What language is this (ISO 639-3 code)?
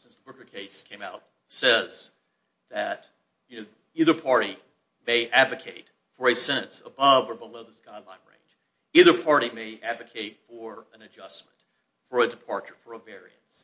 eng